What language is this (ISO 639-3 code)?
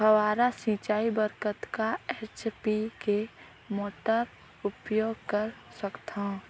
hne